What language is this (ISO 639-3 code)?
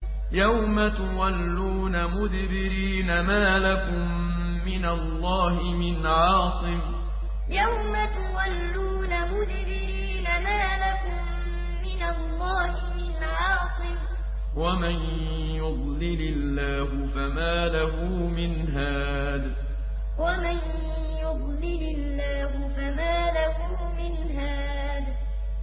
ara